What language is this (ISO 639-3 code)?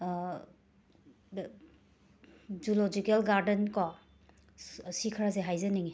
mni